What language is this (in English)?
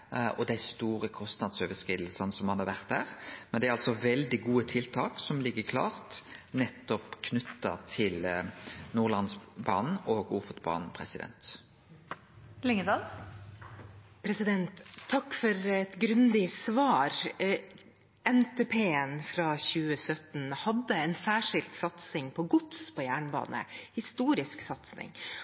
Norwegian